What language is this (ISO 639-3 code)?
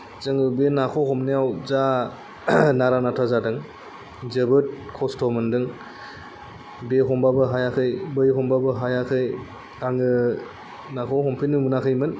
brx